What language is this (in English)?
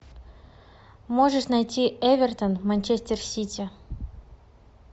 Russian